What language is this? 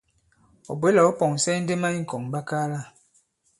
Bankon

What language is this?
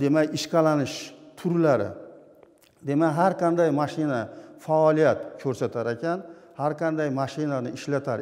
Turkish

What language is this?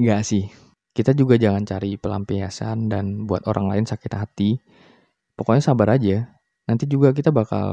Indonesian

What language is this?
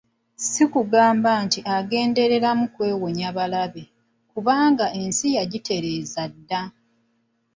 Ganda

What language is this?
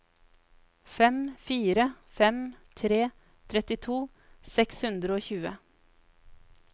Norwegian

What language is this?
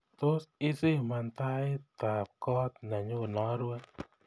Kalenjin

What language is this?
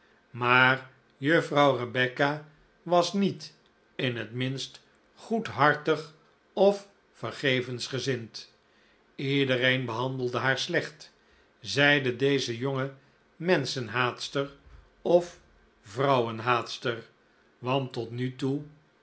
Dutch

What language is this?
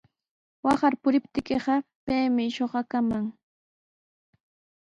Sihuas Ancash Quechua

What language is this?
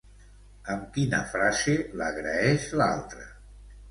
Catalan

